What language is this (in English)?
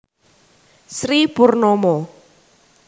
Javanese